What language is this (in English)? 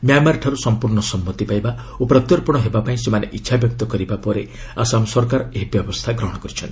Odia